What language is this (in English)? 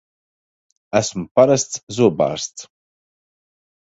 Latvian